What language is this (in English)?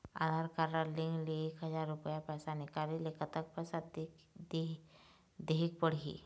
Chhattisgarhi